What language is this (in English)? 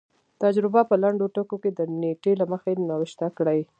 Pashto